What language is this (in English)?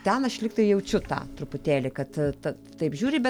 Lithuanian